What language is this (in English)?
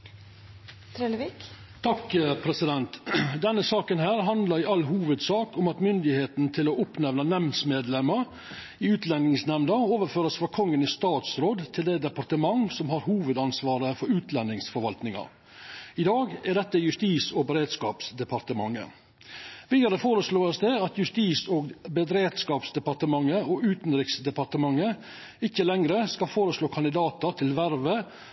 Norwegian Nynorsk